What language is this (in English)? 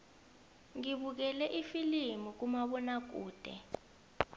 South Ndebele